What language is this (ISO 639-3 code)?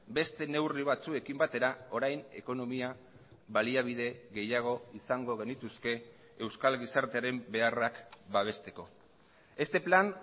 eus